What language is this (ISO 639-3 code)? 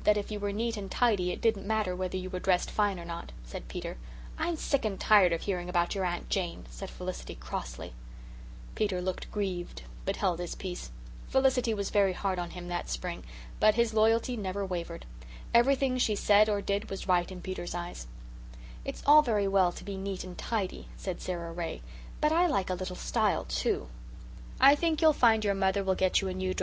eng